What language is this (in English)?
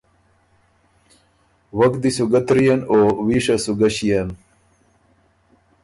Ormuri